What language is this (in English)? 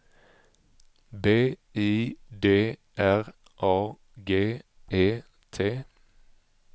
Swedish